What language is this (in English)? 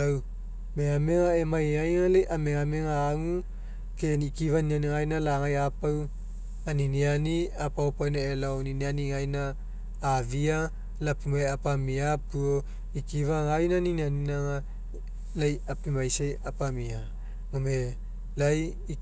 Mekeo